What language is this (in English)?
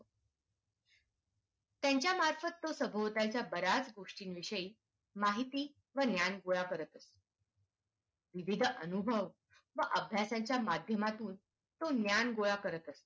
Marathi